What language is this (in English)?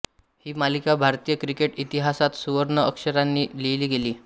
Marathi